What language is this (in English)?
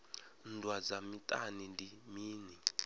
Venda